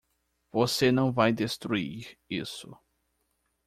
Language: Portuguese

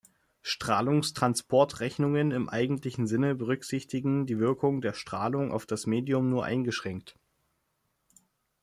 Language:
German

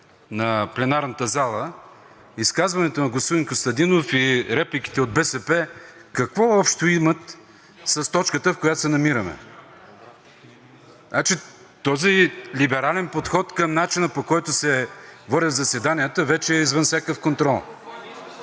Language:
Bulgarian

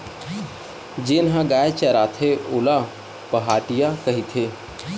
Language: Chhattisgarhi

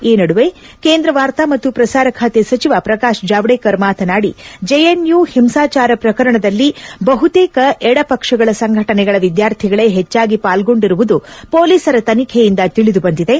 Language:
Kannada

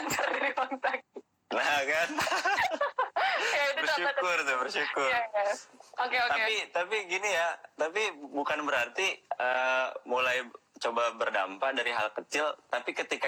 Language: Indonesian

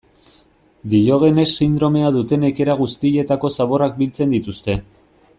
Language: Basque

